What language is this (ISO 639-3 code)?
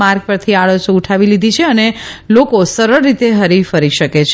guj